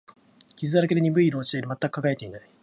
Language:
Japanese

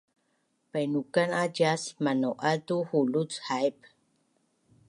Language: Bunun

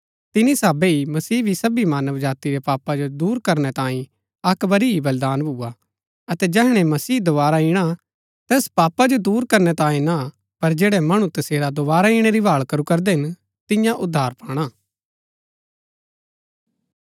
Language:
Gaddi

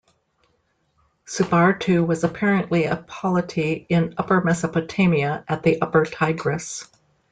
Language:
English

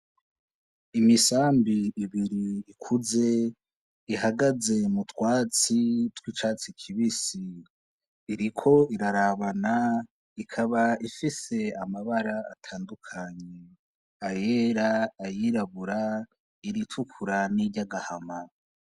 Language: Rundi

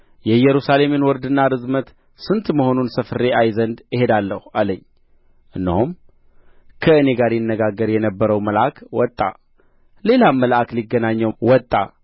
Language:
Amharic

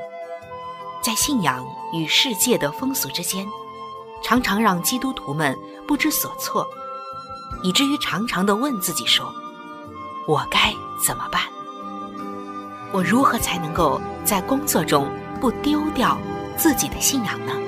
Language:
Chinese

